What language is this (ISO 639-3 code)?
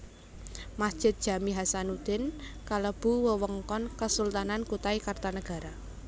jav